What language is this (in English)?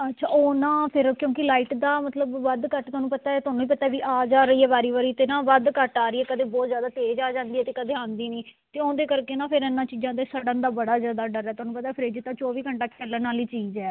Punjabi